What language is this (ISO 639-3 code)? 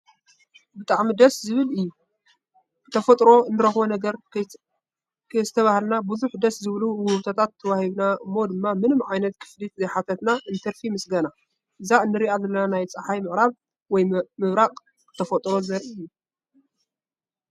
tir